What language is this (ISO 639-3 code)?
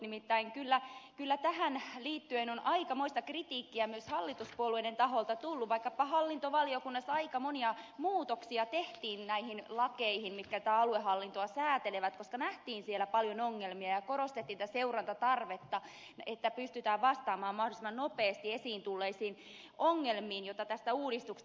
fin